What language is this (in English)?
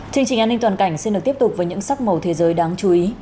Vietnamese